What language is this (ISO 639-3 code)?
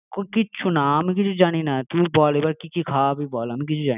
ben